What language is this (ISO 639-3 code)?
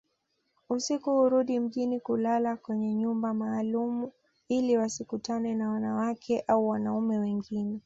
swa